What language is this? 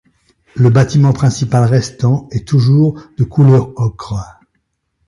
French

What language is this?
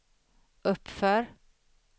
Swedish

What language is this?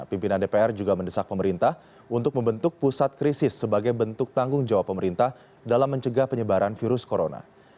Indonesian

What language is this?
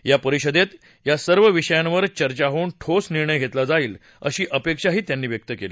Marathi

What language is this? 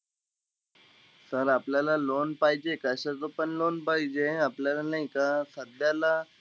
Marathi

